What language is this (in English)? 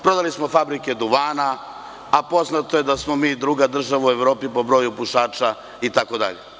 Serbian